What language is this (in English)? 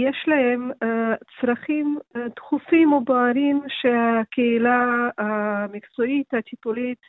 Hebrew